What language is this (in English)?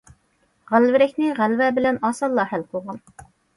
Uyghur